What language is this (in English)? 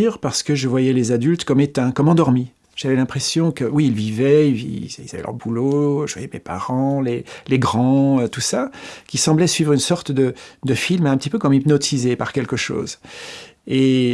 French